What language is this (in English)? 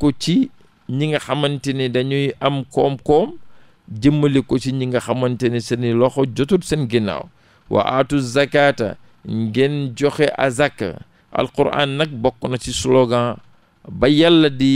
Indonesian